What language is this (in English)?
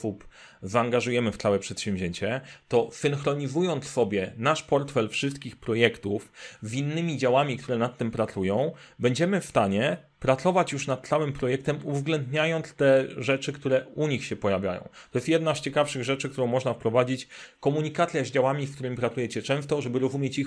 Polish